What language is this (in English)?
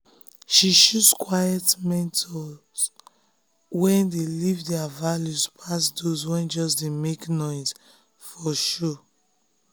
Nigerian Pidgin